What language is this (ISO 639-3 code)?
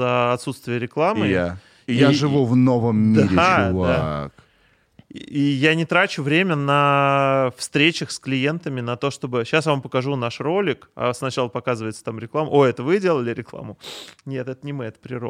rus